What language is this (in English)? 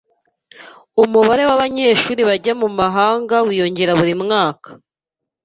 Kinyarwanda